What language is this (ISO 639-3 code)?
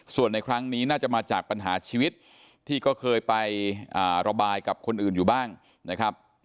tha